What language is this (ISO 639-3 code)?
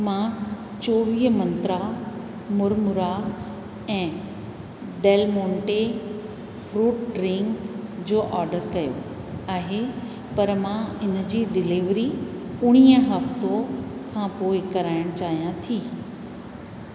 snd